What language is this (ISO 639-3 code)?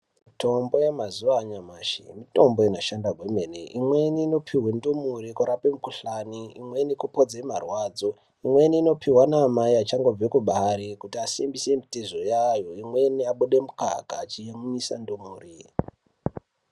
ndc